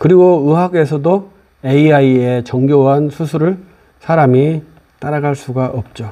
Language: Korean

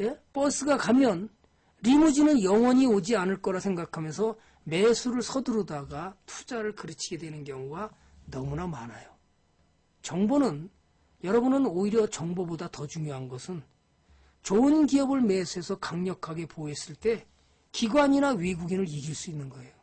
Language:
Korean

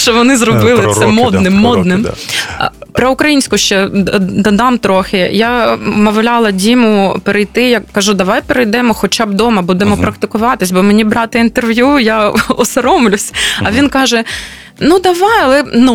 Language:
Ukrainian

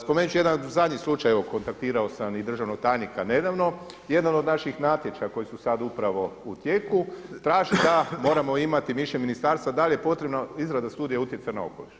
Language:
Croatian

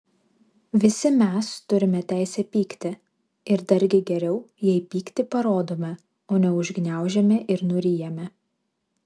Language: Lithuanian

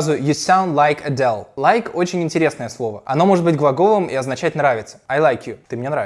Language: Russian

